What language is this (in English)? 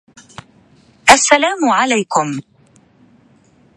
Arabic